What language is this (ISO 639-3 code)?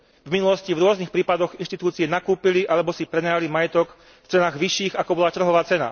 slk